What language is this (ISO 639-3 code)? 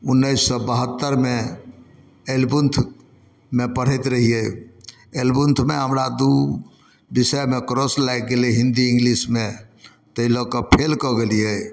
mai